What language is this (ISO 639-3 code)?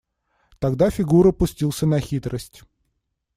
rus